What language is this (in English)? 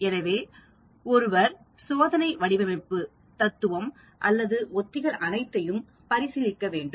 Tamil